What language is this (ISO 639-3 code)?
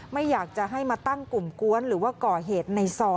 tha